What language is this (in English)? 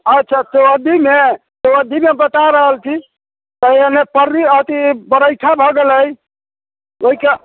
Maithili